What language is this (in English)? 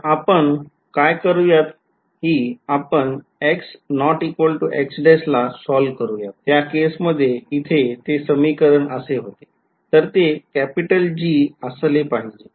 Marathi